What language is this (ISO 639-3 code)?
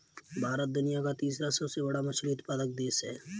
hin